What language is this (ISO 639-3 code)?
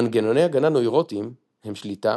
heb